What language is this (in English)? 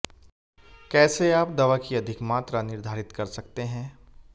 Hindi